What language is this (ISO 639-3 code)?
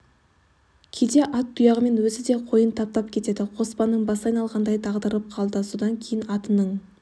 kaz